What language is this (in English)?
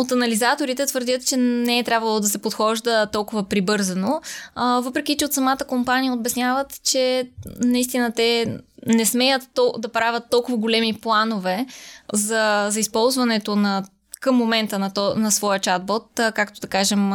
Bulgarian